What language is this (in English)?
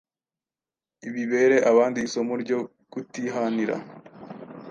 Kinyarwanda